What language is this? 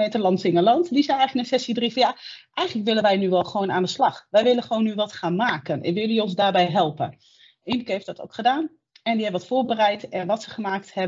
Dutch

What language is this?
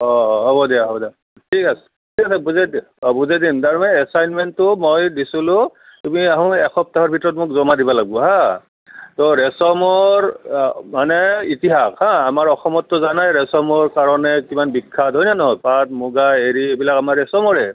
Assamese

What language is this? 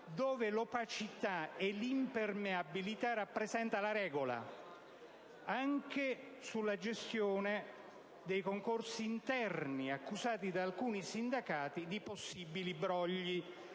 Italian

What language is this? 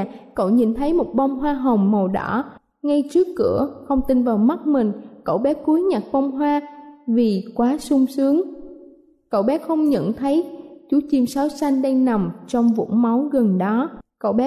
Vietnamese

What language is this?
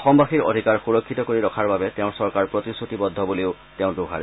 Assamese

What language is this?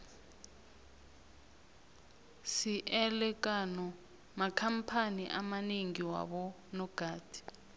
South Ndebele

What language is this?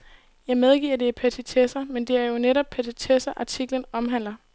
Danish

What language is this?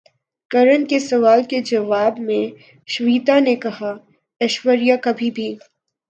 Urdu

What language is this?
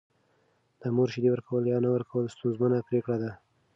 Pashto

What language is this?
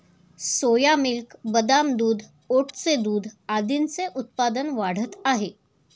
Marathi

